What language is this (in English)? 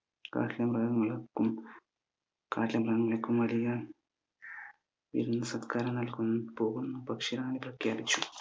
Malayalam